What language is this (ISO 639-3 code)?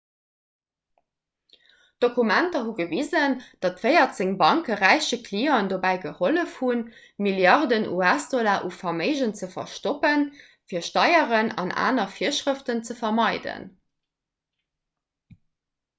ltz